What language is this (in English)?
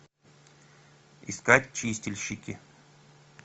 Russian